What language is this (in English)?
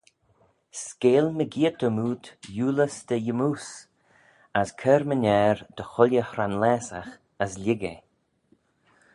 Manx